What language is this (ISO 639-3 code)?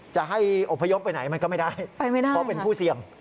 tha